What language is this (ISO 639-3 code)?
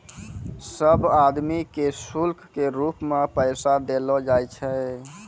mai